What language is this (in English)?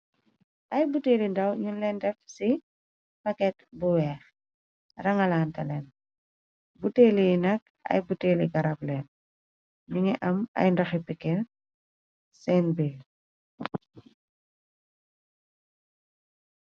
Wolof